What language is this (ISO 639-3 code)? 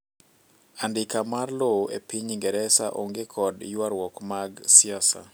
luo